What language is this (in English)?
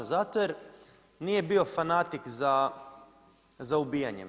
Croatian